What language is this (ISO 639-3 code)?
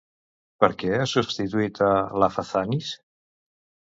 cat